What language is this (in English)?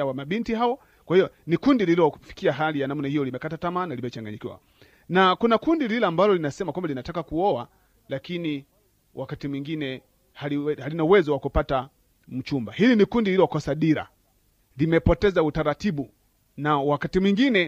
Swahili